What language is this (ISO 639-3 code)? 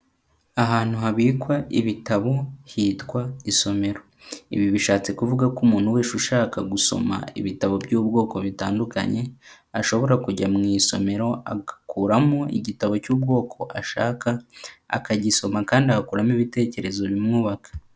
kin